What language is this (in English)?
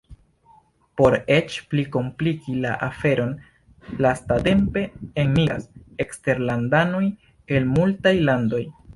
Esperanto